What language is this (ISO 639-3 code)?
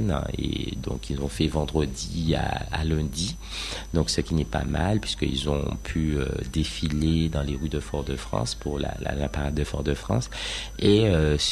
fra